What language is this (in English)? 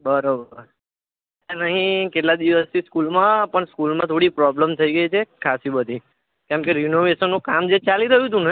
Gujarati